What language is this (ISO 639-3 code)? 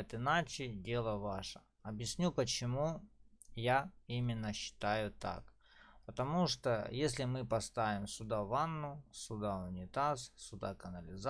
rus